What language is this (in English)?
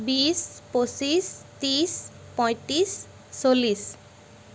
Assamese